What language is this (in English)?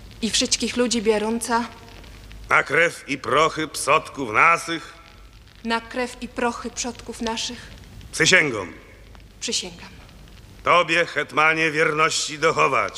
Polish